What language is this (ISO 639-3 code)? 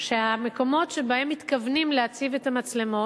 heb